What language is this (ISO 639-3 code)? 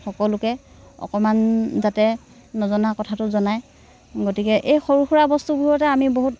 asm